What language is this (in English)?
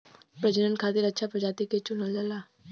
Bhojpuri